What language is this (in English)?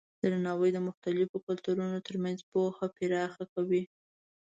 Pashto